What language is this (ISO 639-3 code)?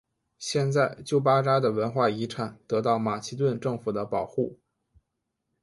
zho